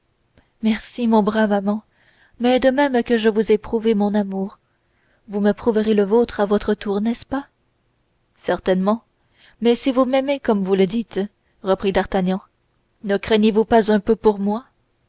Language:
French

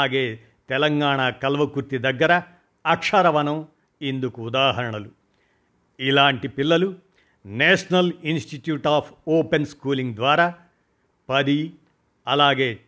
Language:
Telugu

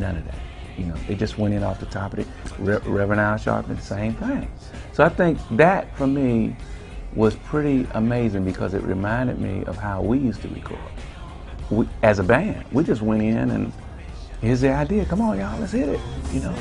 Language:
English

